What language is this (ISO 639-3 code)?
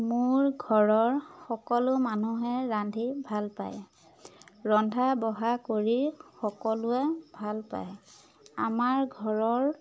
asm